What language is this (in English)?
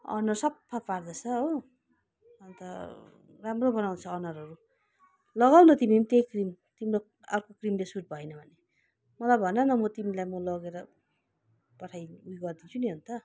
Nepali